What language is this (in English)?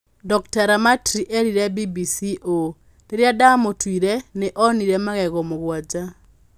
Kikuyu